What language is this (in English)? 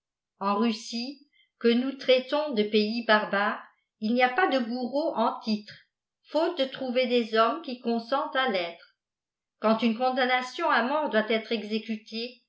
French